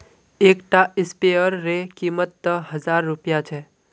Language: Magahi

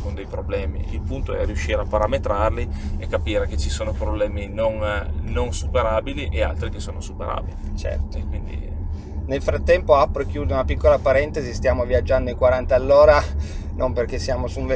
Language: Italian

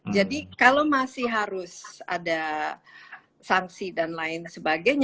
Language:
Indonesian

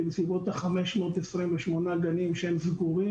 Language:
Hebrew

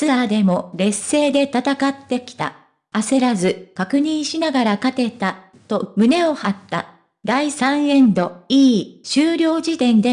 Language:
Japanese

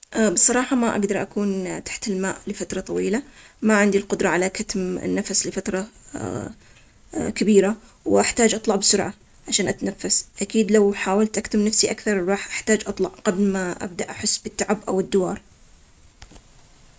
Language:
Omani Arabic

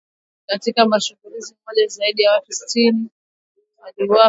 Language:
Swahili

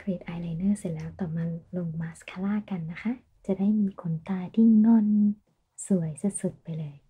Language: Thai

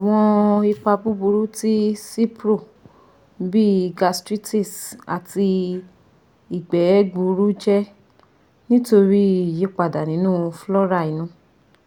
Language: Yoruba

